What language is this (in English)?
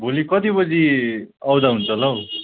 Nepali